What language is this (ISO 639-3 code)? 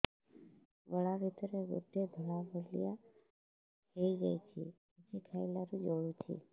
ori